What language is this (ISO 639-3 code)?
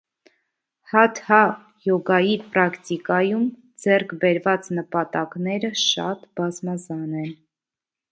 hye